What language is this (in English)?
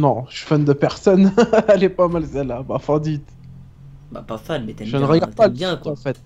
French